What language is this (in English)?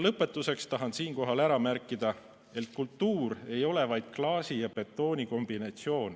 Estonian